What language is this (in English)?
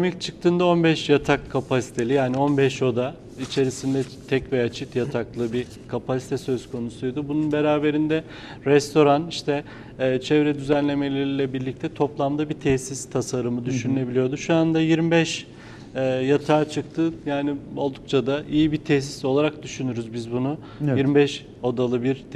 Turkish